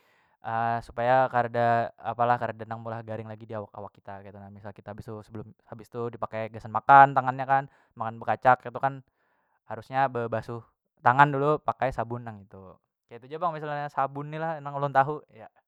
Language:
Banjar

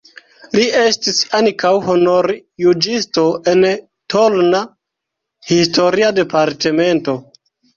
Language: Esperanto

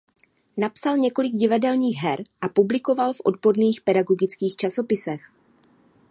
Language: Czech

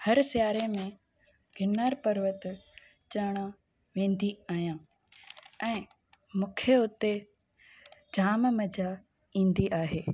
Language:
Sindhi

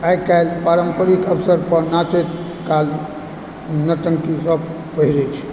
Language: Maithili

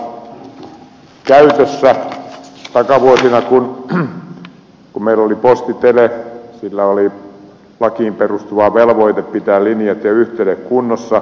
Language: Finnish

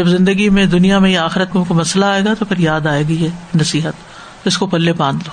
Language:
Urdu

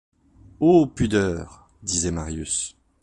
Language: French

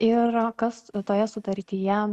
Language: Lithuanian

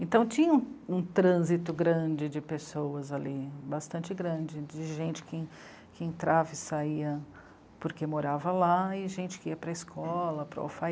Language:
Portuguese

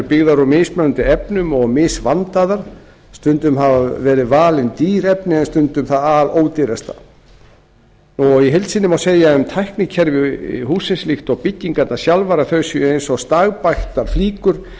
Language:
Icelandic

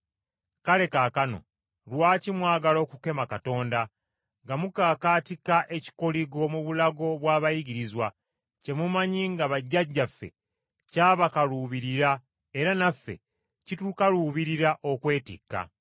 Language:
Ganda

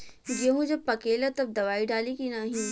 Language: Bhojpuri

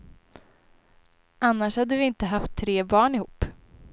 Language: Swedish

